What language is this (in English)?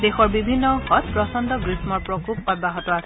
Assamese